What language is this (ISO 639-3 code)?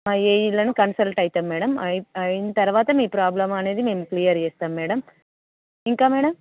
tel